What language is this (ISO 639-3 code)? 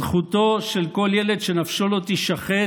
heb